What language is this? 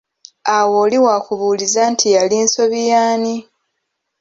Ganda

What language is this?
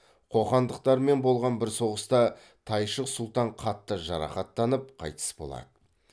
Kazakh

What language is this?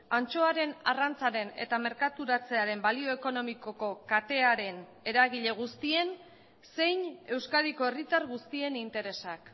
Basque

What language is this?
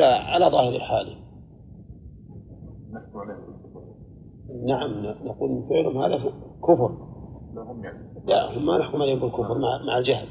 Arabic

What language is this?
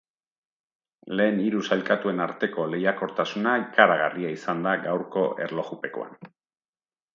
Basque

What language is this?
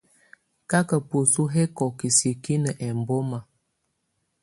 Tunen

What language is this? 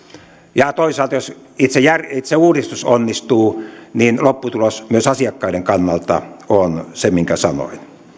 Finnish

